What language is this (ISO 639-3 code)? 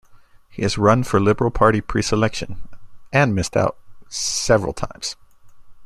eng